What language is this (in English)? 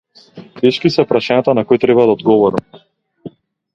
Macedonian